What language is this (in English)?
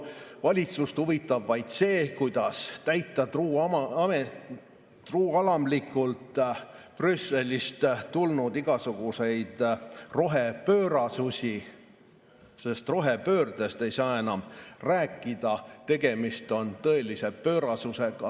Estonian